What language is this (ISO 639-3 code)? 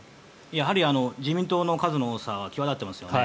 jpn